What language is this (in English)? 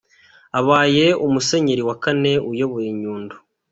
Kinyarwanda